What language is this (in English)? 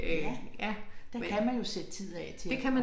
Danish